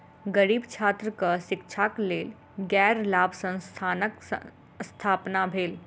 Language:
Maithili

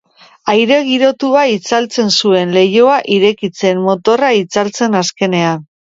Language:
Basque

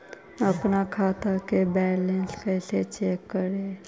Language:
Magahi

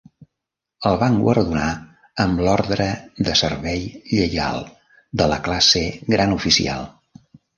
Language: Catalan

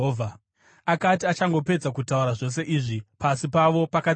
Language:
Shona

